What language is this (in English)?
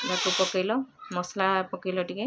Odia